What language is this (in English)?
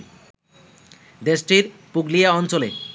Bangla